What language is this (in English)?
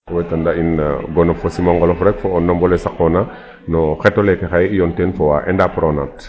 Serer